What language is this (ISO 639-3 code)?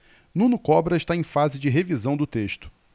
por